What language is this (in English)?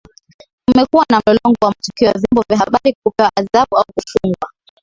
Swahili